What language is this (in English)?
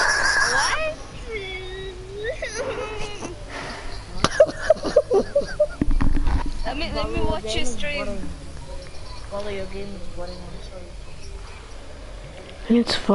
English